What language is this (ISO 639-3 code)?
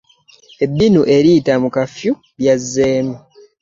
lug